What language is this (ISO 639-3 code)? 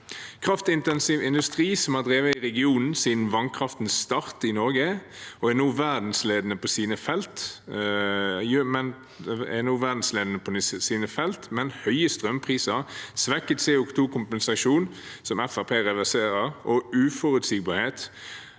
nor